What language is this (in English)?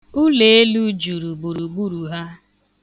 Igbo